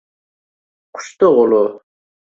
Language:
Uzbek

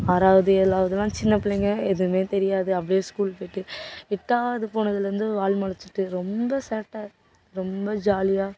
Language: Tamil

